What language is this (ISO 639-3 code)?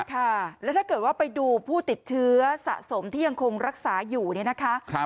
tha